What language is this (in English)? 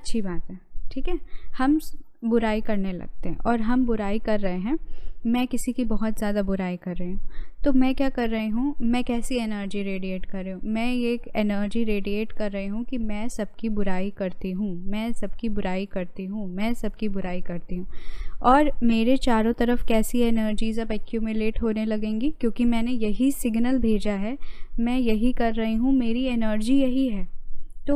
Hindi